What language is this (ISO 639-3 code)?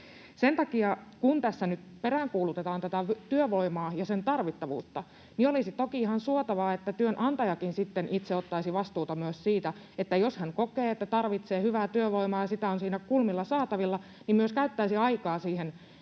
fin